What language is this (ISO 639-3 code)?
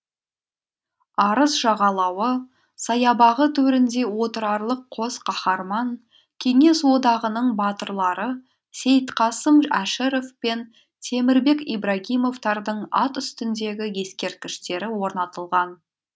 kaz